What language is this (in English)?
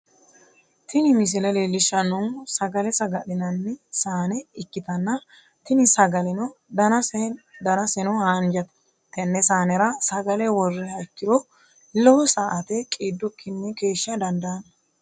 Sidamo